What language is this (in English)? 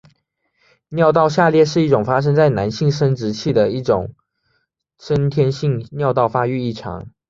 Chinese